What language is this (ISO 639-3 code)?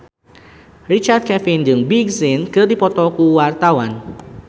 sun